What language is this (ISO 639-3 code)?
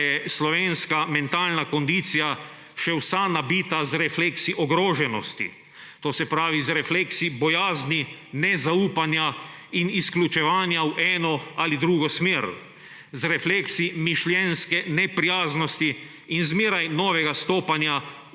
slv